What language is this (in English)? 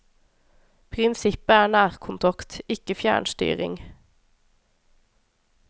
Norwegian